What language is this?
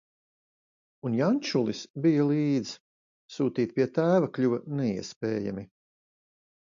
Latvian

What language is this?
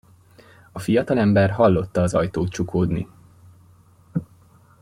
Hungarian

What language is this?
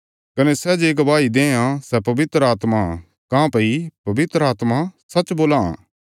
Bilaspuri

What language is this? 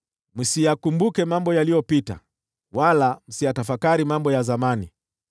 Swahili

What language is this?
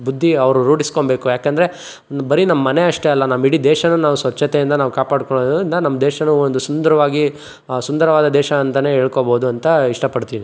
Kannada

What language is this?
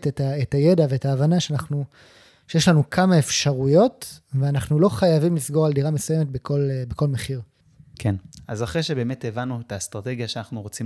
Hebrew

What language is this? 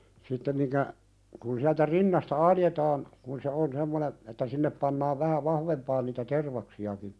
Finnish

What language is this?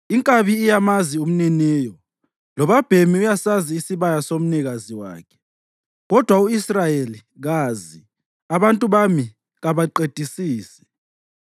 North Ndebele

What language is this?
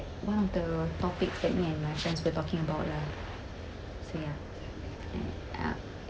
English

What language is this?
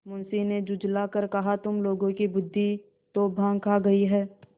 Hindi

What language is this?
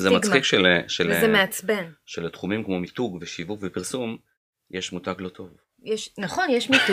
Hebrew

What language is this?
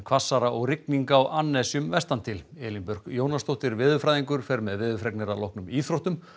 Icelandic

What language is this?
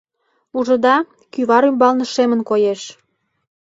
Mari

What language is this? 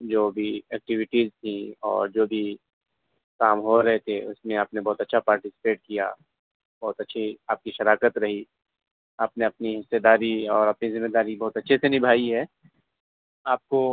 Urdu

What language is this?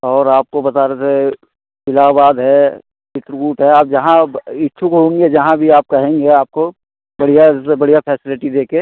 Hindi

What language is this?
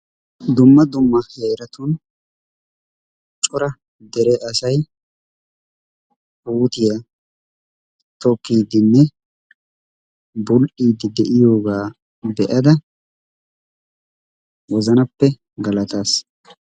Wolaytta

